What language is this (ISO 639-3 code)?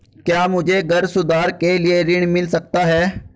hin